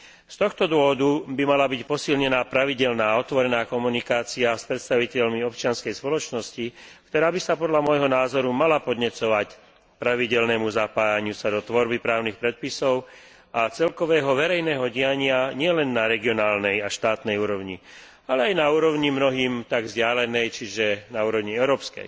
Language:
Slovak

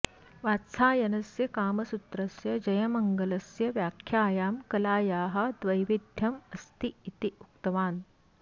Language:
Sanskrit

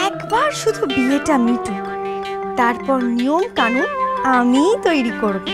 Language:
Bangla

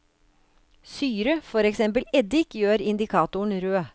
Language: Norwegian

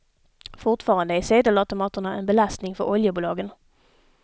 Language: Swedish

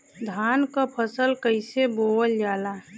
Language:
Bhojpuri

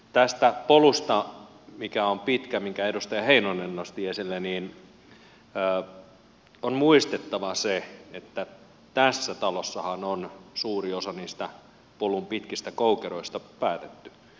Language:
Finnish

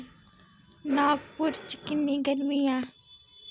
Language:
Dogri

